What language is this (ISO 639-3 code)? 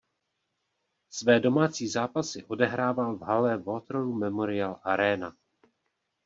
ces